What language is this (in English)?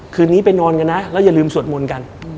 Thai